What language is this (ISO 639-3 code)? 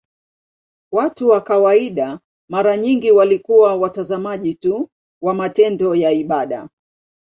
swa